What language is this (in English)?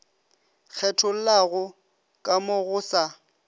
Northern Sotho